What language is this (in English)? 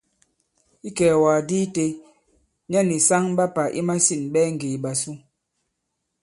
Bankon